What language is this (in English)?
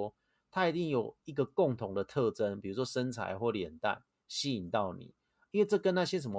Chinese